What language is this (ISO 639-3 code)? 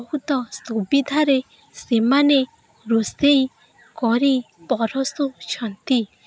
ori